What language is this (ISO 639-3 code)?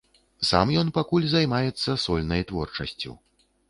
bel